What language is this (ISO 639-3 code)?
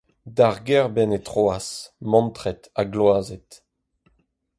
bre